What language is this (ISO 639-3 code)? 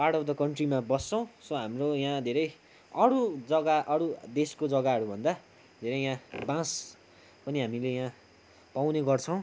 nep